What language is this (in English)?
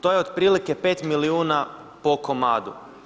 Croatian